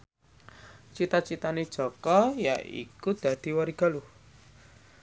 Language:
Javanese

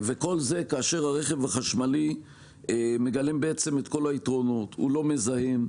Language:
Hebrew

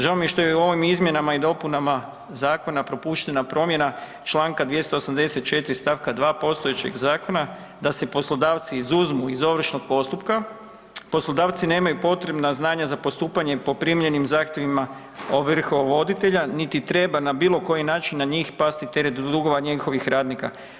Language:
Croatian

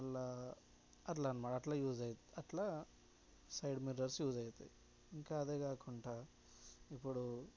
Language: Telugu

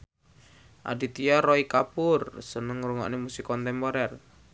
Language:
Javanese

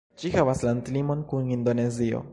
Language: Esperanto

